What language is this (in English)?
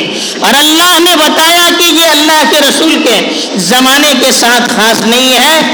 Urdu